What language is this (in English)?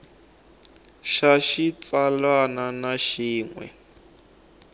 Tsonga